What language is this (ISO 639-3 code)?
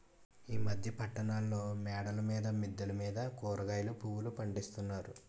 tel